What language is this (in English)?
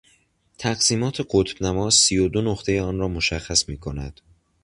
Persian